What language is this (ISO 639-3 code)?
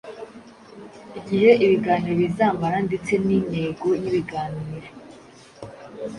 kin